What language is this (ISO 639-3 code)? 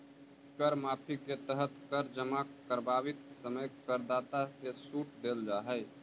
mag